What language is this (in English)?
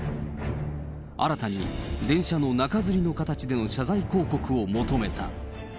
Japanese